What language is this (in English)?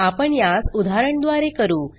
Marathi